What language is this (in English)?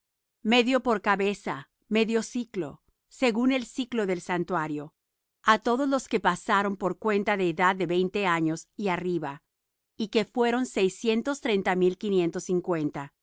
Spanish